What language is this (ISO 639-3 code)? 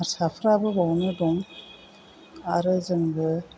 brx